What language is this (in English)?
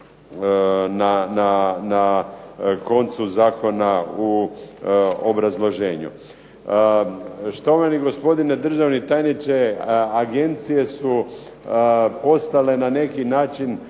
Croatian